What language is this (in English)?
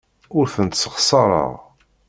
Kabyle